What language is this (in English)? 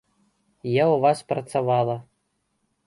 Belarusian